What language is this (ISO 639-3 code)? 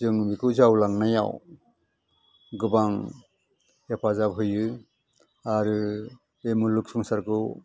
brx